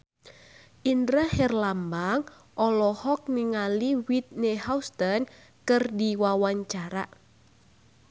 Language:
Sundanese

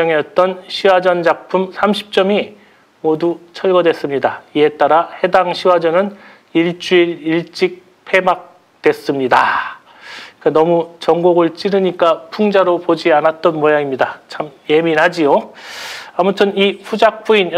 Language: Korean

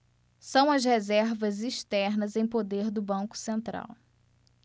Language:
Portuguese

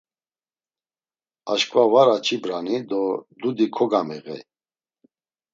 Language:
Laz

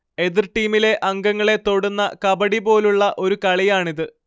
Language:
Malayalam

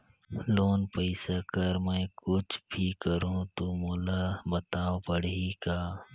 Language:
Chhattisgarhi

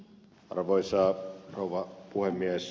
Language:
Finnish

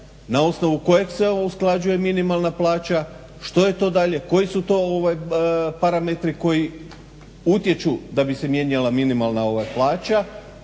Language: Croatian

